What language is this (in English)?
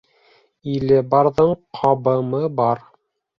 Bashkir